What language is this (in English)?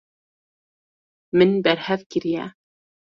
Kurdish